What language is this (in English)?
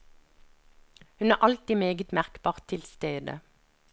Norwegian